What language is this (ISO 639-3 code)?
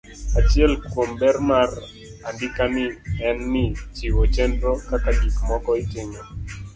luo